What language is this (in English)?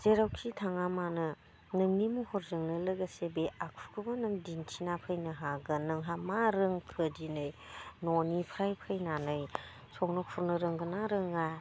Bodo